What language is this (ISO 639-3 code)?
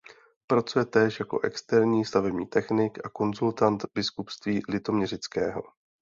ces